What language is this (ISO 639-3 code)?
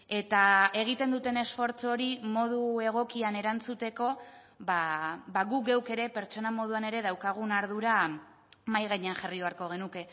eus